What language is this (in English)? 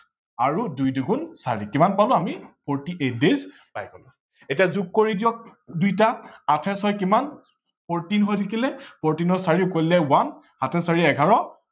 Assamese